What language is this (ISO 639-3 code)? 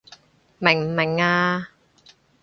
yue